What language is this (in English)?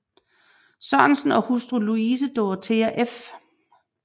Danish